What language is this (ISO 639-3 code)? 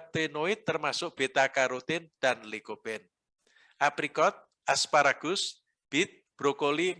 ind